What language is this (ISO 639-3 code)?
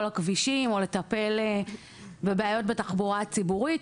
heb